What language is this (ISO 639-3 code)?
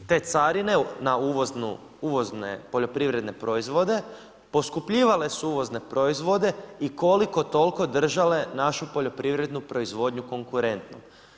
hrv